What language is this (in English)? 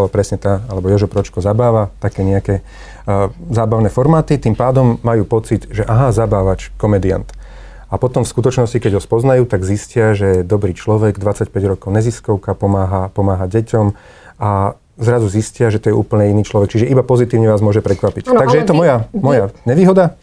Slovak